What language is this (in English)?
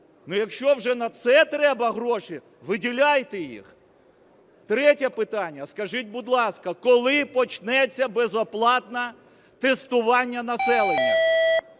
Ukrainian